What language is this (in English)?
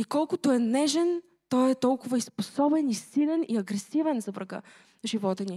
Bulgarian